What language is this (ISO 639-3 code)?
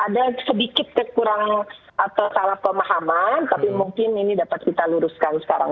ind